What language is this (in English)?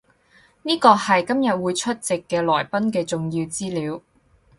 Cantonese